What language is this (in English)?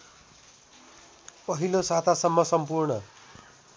Nepali